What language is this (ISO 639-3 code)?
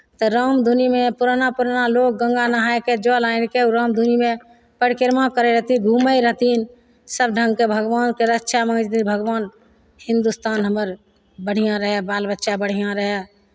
mai